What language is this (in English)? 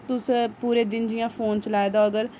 Dogri